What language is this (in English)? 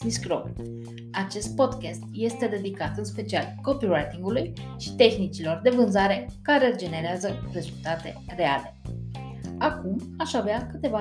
Romanian